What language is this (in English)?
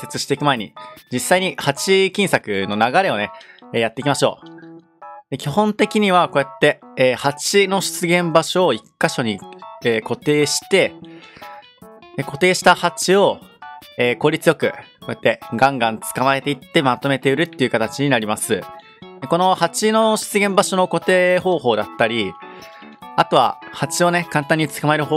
Japanese